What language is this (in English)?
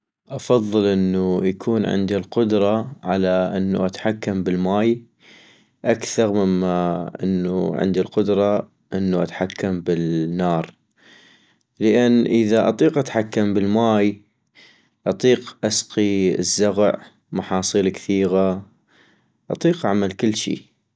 North Mesopotamian Arabic